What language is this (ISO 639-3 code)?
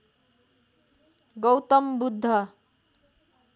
nep